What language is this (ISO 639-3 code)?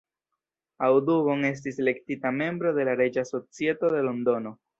epo